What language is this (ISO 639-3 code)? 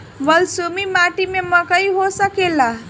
bho